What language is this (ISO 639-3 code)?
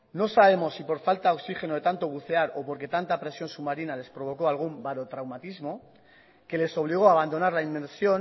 spa